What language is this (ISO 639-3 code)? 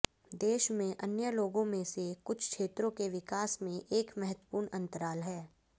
hin